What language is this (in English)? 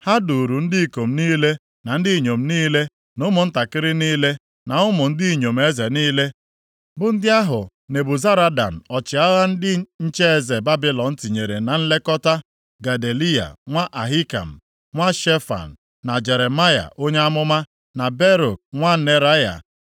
Igbo